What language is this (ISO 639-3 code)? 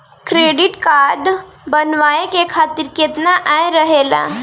bho